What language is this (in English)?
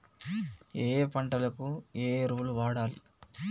Telugu